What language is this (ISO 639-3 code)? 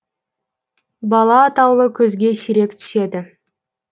kaz